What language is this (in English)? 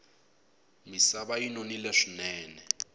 Tsonga